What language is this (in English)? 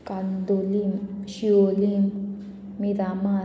Konkani